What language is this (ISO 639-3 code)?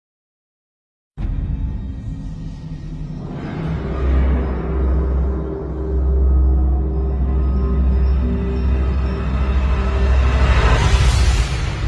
slv